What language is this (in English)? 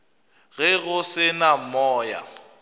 Northern Sotho